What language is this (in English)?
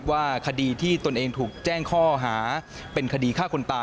Thai